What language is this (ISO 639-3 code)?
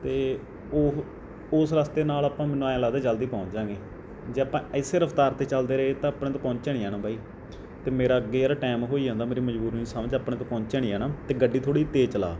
pan